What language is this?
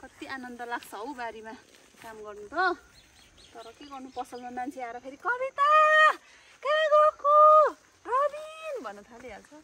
Indonesian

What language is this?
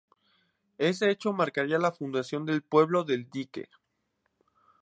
Spanish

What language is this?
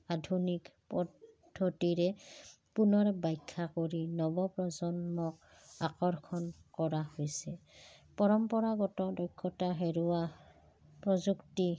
Assamese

